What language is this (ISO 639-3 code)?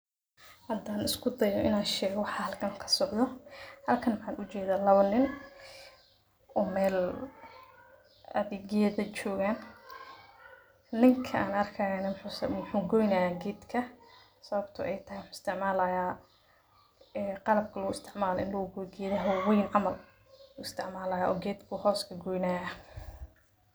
som